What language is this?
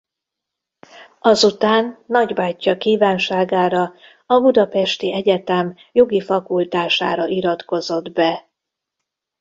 Hungarian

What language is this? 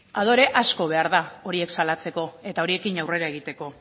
Basque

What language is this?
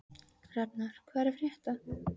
Icelandic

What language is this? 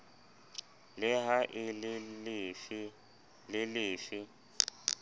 Southern Sotho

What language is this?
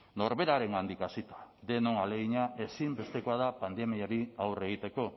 Basque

